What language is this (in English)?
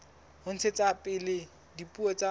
Southern Sotho